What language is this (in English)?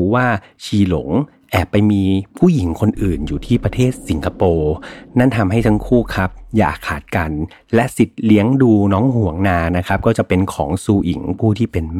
Thai